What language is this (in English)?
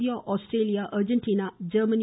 Tamil